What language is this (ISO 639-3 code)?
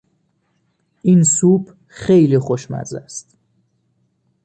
fas